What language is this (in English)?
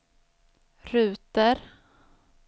Swedish